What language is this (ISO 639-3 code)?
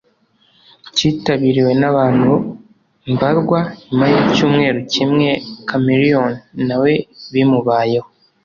kin